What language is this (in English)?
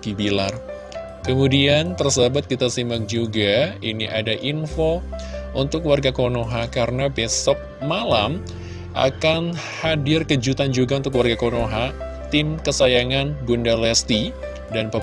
Indonesian